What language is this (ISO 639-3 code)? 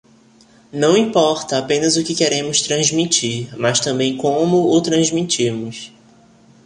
por